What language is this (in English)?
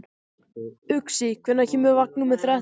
Icelandic